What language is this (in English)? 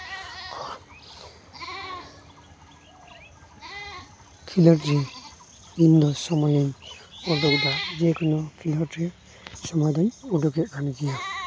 Santali